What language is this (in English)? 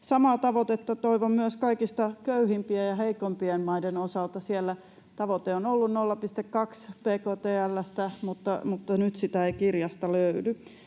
Finnish